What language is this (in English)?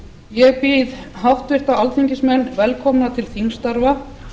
Icelandic